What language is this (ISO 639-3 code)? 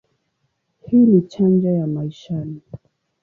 swa